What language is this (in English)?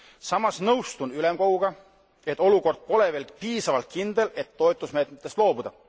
Estonian